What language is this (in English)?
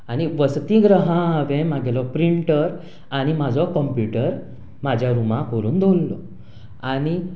Konkani